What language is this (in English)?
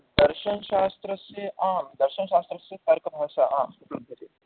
Sanskrit